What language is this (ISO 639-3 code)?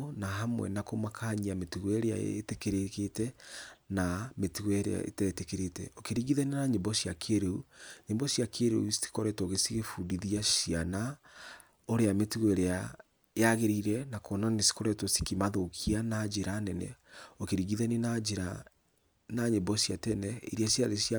kik